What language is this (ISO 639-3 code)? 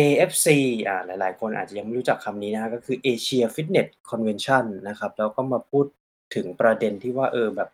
tha